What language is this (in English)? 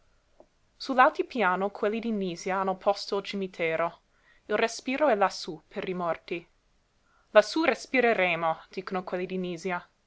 Italian